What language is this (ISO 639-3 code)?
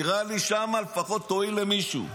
heb